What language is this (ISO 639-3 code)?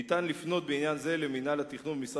heb